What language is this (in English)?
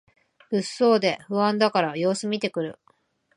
Japanese